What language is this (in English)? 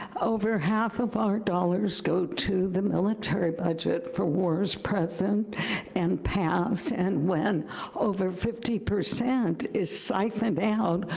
English